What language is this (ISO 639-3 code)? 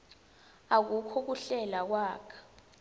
ssw